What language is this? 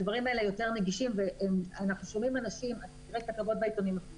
Hebrew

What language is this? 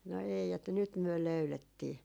Finnish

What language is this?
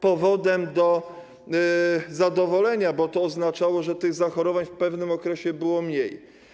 Polish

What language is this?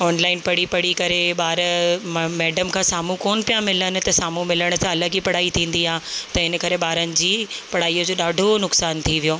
Sindhi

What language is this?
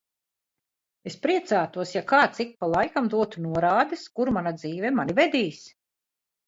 Latvian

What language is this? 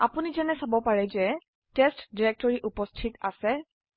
Assamese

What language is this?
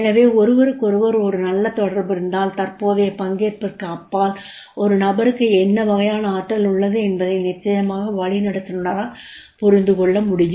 Tamil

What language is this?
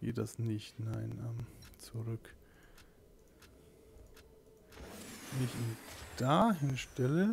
German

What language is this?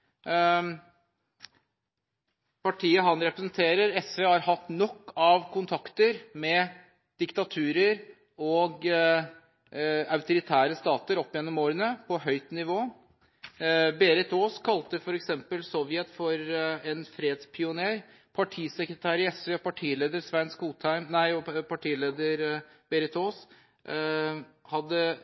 Norwegian Bokmål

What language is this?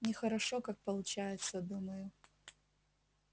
Russian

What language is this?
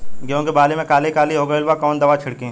Bhojpuri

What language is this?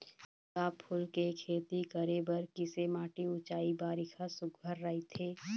Chhattisgarhi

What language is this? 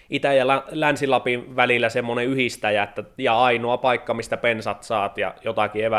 Finnish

